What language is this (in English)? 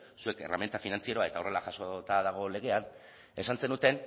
Basque